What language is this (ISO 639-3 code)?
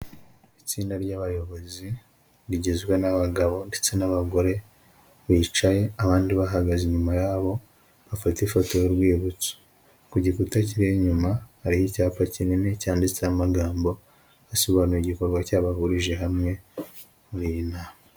kin